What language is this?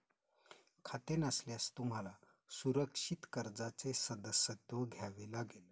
Marathi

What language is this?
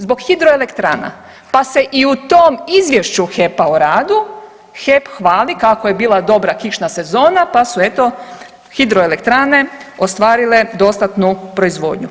Croatian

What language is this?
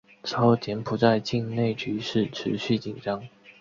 Chinese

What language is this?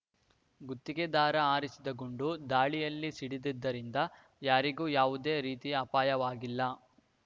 Kannada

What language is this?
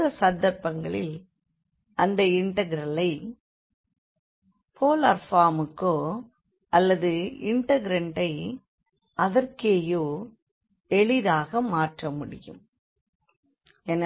Tamil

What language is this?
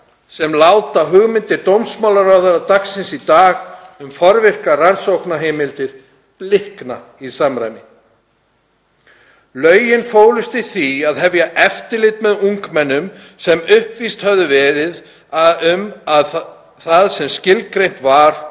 Icelandic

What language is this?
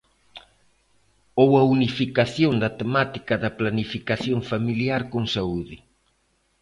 Galician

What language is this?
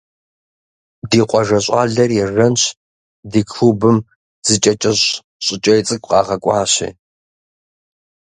Kabardian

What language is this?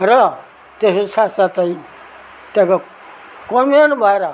Nepali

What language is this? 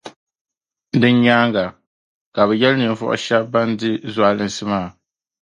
Dagbani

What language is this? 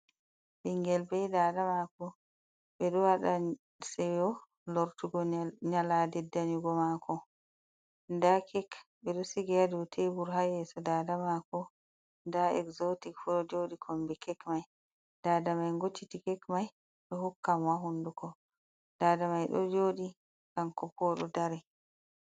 Fula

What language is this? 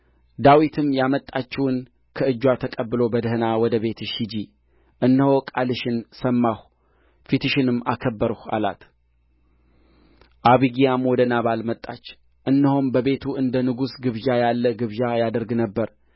Amharic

